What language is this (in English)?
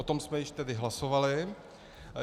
Czech